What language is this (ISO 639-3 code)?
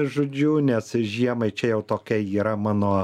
lit